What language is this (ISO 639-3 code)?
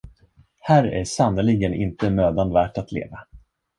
swe